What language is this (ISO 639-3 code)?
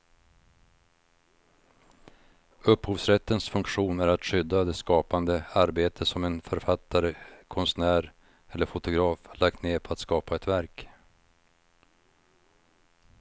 swe